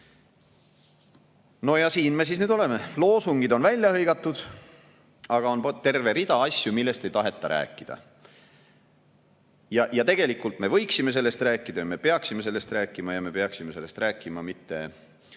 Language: Estonian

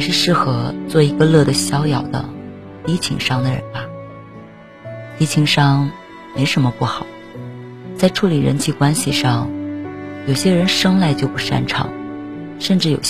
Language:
Chinese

